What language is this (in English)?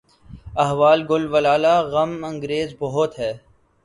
Urdu